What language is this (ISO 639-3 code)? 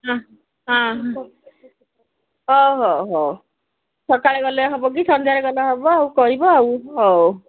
ori